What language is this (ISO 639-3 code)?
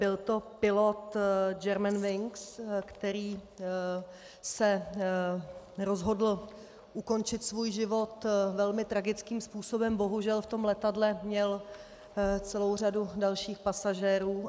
ces